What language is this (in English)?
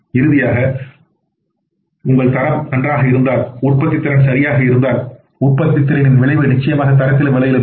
Tamil